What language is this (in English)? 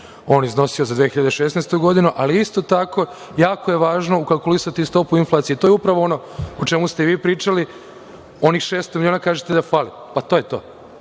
Serbian